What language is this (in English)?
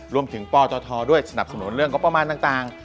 Thai